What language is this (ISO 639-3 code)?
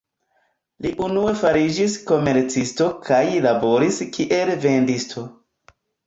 epo